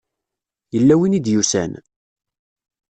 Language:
Kabyle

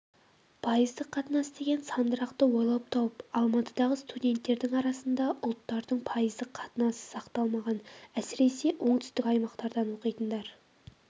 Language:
Kazakh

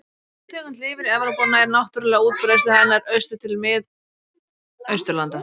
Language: Icelandic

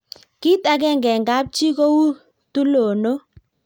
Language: Kalenjin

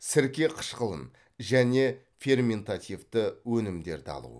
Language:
Kazakh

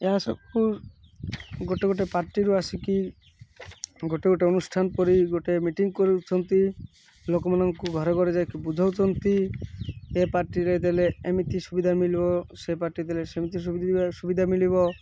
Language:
Odia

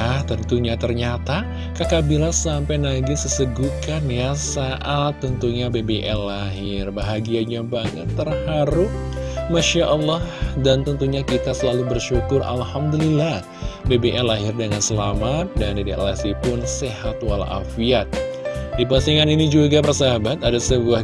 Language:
Indonesian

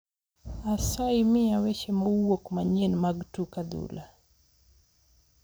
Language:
Luo (Kenya and Tanzania)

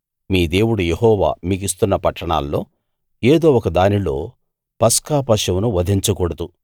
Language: Telugu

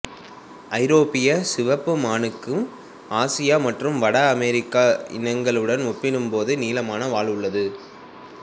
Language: Tamil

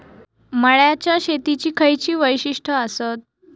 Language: Marathi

